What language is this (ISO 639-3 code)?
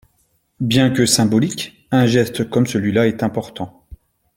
fra